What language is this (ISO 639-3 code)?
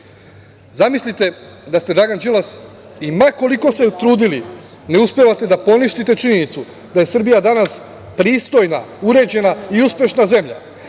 srp